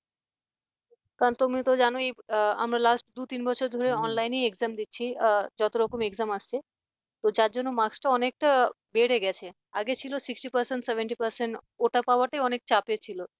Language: Bangla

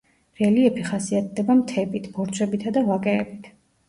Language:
Georgian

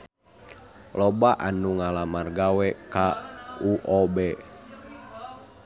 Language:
Sundanese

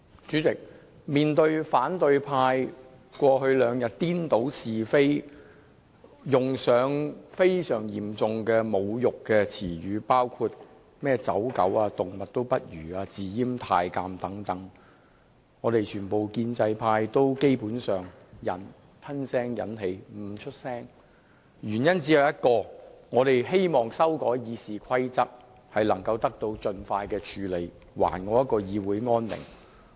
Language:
Cantonese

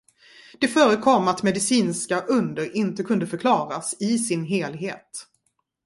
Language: Swedish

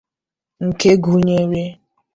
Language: Igbo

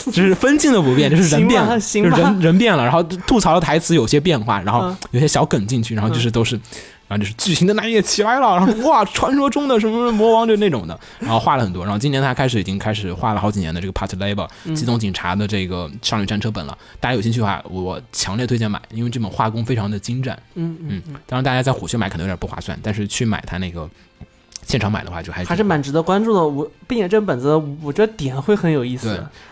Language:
Chinese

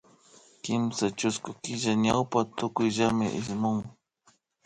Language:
Imbabura Highland Quichua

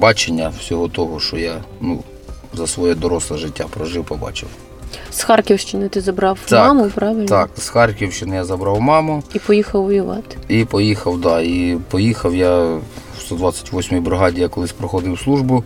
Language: Ukrainian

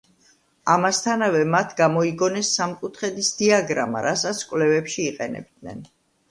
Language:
Georgian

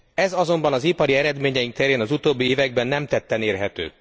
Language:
Hungarian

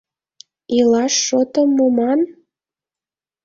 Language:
Mari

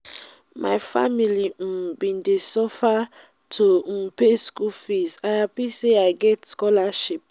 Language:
Nigerian Pidgin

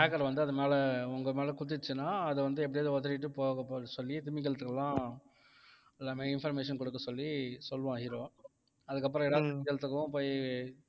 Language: Tamil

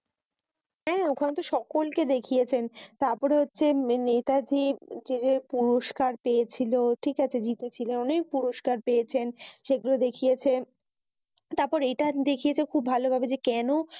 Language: Bangla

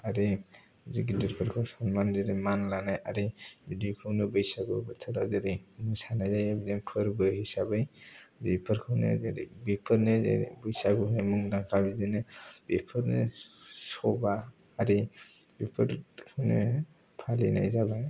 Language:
Bodo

